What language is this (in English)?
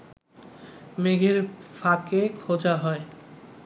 Bangla